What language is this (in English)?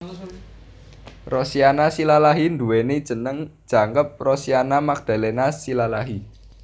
Javanese